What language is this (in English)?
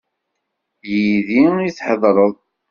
Kabyle